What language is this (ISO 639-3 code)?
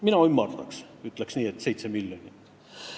est